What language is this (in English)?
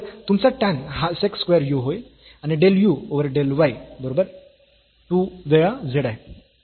Marathi